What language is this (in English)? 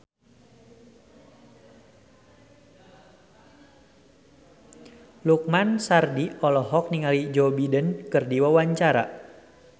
Sundanese